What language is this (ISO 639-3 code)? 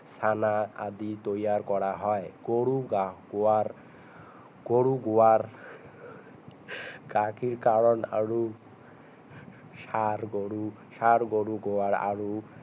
asm